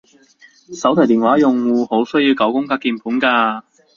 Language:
Cantonese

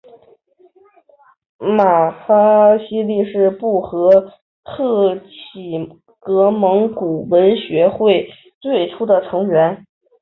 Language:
Chinese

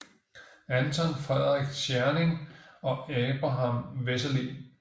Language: Danish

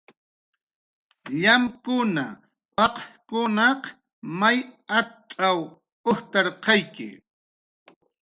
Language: Jaqaru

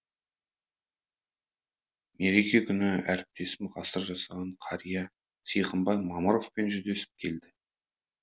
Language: Kazakh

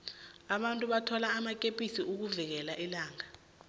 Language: South Ndebele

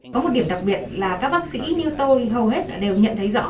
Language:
Vietnamese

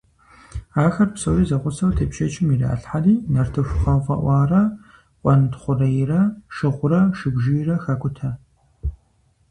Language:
Kabardian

